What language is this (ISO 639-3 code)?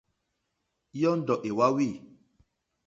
bri